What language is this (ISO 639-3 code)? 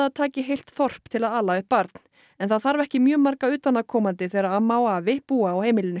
isl